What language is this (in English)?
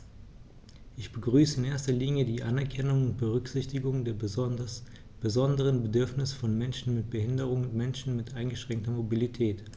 German